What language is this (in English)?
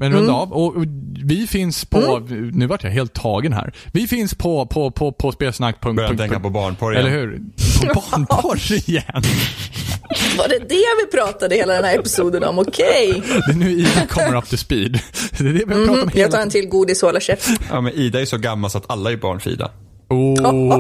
Swedish